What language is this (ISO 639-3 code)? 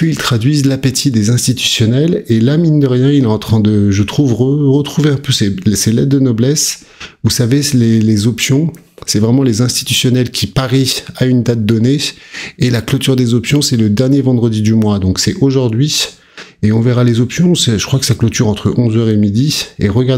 fra